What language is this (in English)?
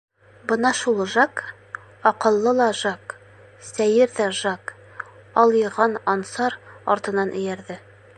Bashkir